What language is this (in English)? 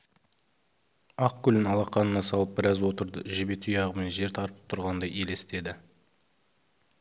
Kazakh